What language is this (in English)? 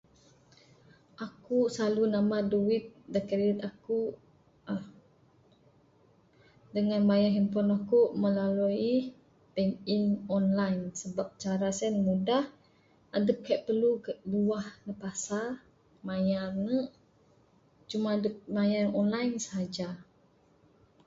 Bukar-Sadung Bidayuh